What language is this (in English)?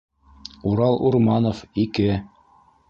Bashkir